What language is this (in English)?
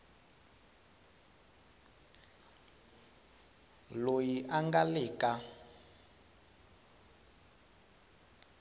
Tsonga